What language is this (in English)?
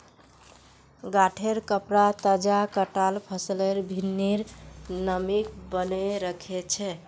Magahi